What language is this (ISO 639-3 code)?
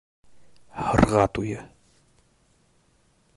bak